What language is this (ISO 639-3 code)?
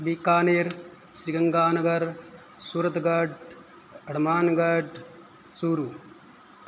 san